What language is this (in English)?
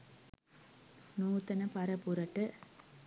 Sinhala